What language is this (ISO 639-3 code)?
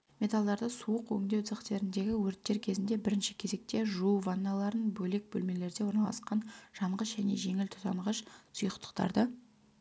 kaz